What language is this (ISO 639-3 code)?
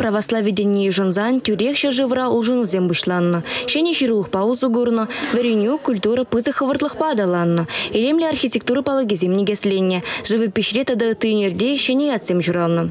rus